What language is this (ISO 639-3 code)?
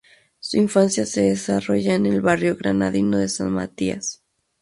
spa